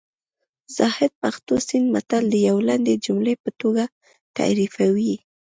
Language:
Pashto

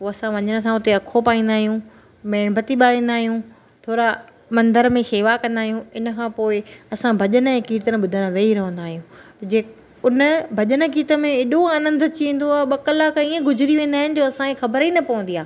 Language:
Sindhi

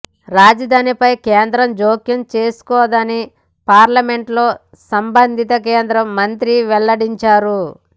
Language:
Telugu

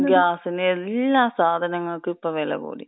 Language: Malayalam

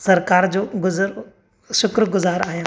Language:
Sindhi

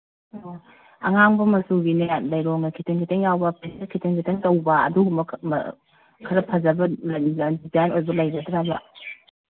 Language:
Manipuri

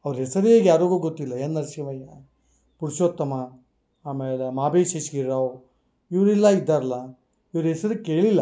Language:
Kannada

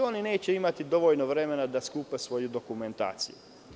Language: Serbian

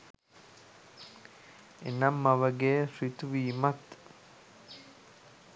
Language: Sinhala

